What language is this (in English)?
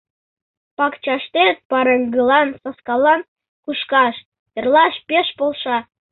Mari